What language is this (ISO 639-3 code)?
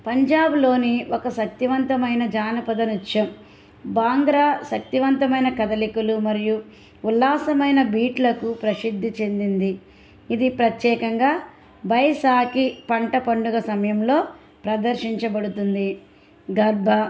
tel